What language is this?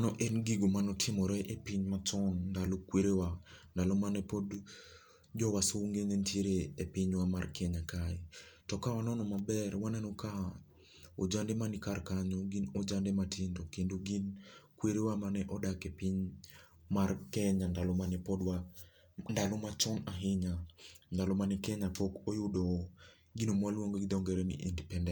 Luo (Kenya and Tanzania)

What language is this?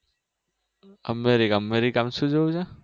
Gujarati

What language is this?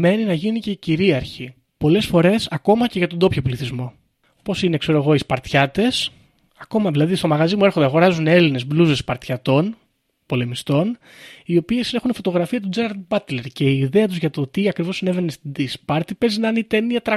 Greek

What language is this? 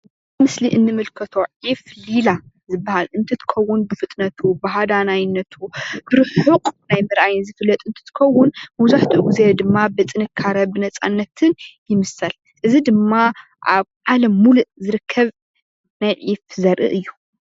Tigrinya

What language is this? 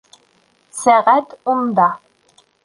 Bashkir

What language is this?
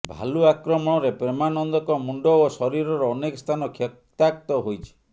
Odia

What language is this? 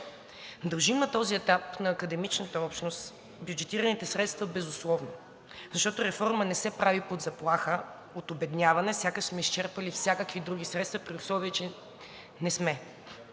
Bulgarian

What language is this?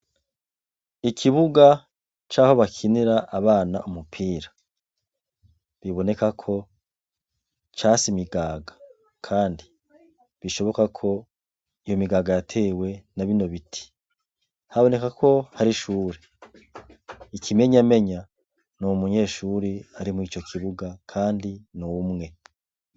Rundi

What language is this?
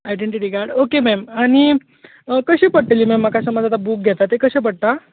Konkani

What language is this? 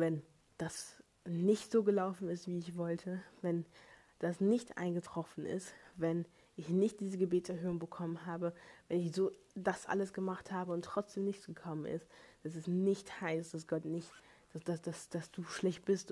German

